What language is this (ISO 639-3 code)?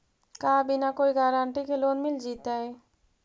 mag